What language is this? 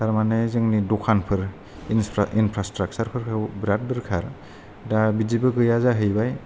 Bodo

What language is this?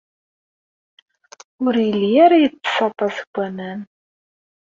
Kabyle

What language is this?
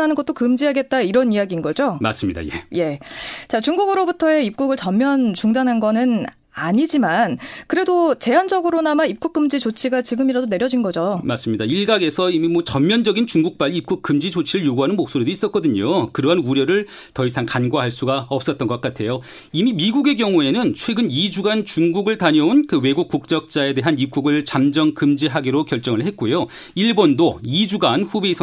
Korean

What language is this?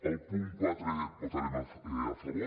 Catalan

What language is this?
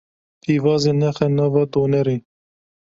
Kurdish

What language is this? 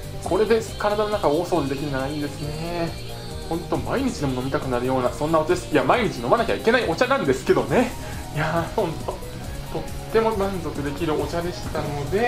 Japanese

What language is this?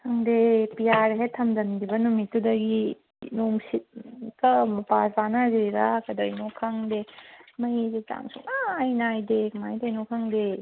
Manipuri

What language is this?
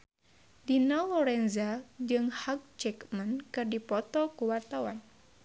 Sundanese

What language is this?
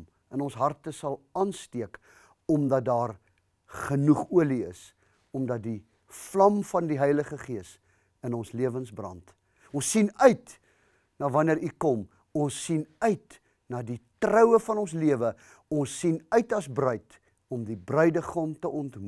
Dutch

